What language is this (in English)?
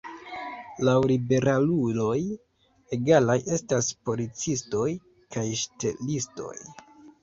Esperanto